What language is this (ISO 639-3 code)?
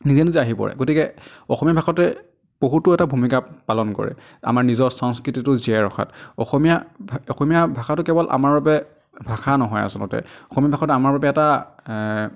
asm